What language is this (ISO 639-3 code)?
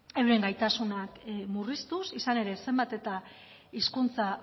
eus